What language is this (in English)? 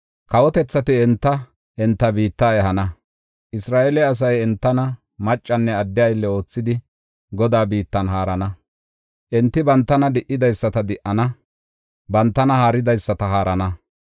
Gofa